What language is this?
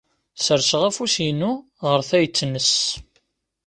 Kabyle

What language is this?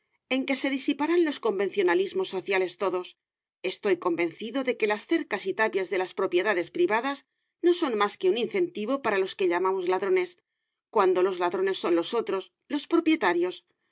Spanish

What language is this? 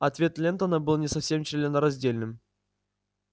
Russian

